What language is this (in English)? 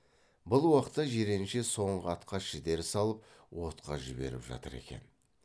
Kazakh